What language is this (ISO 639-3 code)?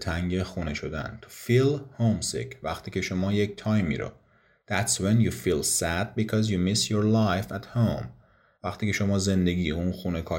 fas